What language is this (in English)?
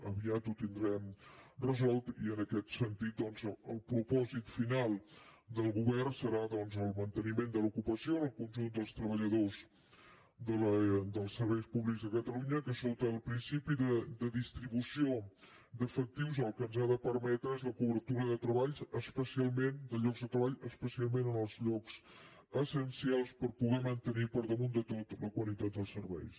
Catalan